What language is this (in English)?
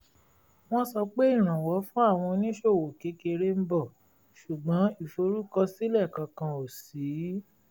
Yoruba